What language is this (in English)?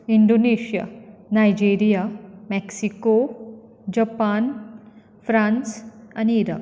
Konkani